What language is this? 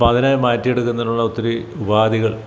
Malayalam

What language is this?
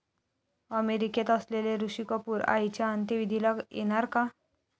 Marathi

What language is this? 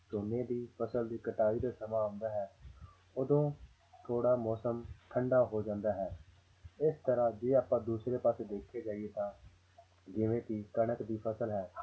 Punjabi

